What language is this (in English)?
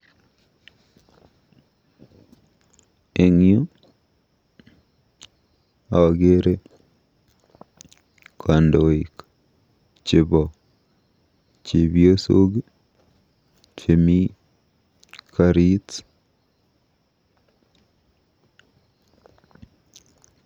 Kalenjin